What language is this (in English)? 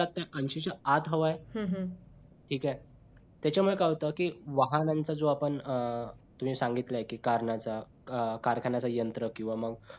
Marathi